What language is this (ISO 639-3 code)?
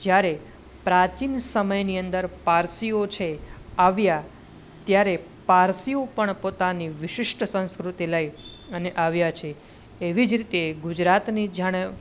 guj